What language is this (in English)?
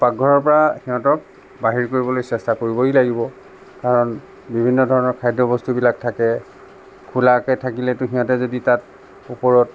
Assamese